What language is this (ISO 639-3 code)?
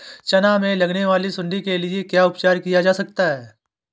hin